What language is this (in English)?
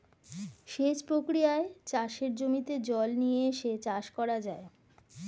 Bangla